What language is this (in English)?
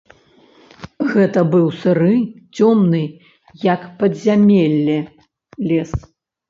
Belarusian